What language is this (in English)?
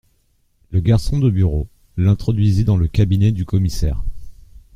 French